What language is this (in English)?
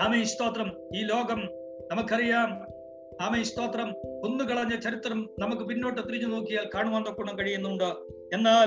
Malayalam